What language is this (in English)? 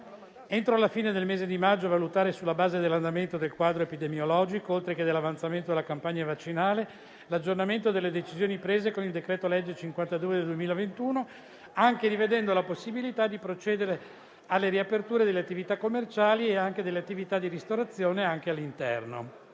Italian